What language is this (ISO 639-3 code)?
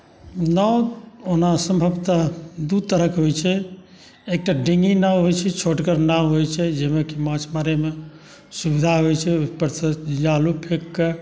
mai